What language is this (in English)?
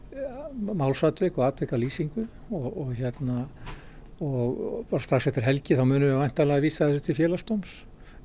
Icelandic